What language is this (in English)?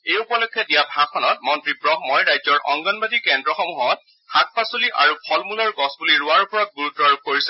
Assamese